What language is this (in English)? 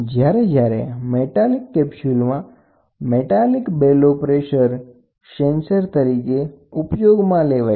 Gujarati